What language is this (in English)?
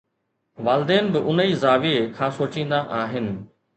Sindhi